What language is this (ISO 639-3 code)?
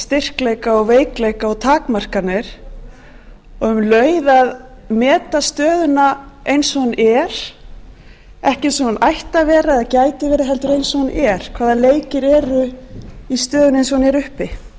isl